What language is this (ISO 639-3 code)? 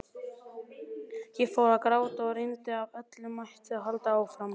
isl